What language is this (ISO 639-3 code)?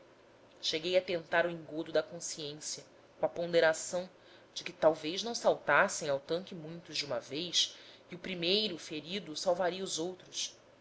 por